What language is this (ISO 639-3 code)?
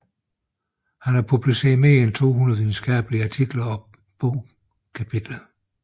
dan